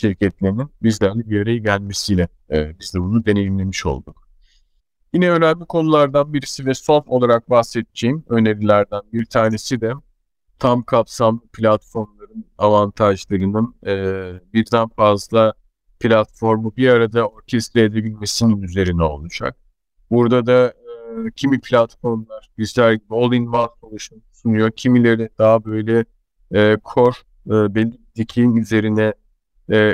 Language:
Turkish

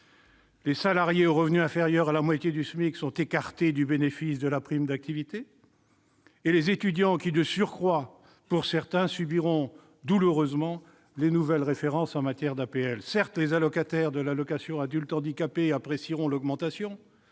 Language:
French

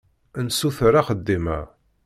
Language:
Kabyle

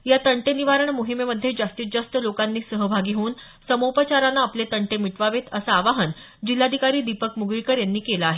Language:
Marathi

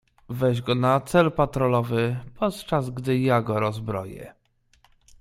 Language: Polish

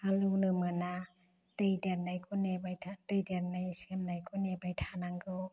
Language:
Bodo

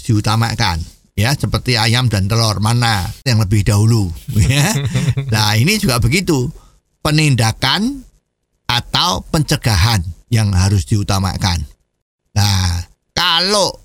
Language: Indonesian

